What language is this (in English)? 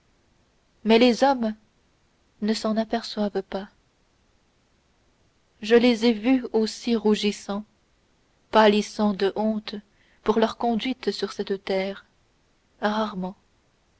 French